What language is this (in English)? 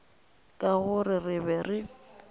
Northern Sotho